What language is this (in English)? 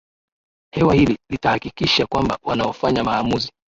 Swahili